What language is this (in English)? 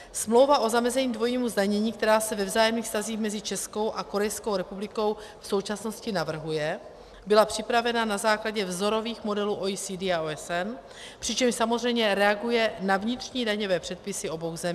Czech